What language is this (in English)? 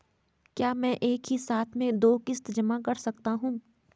Hindi